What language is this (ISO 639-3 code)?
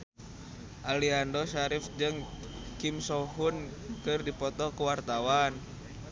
sun